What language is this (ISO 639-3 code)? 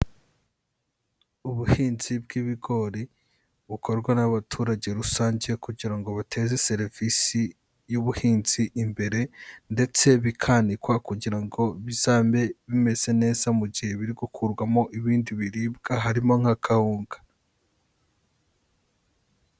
kin